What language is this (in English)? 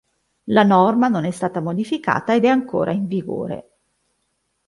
Italian